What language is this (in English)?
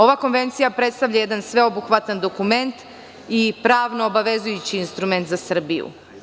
Serbian